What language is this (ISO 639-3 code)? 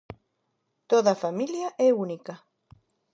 glg